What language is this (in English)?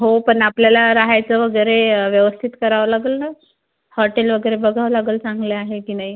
Marathi